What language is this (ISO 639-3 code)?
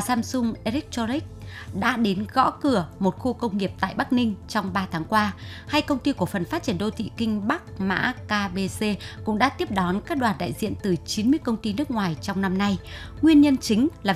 vie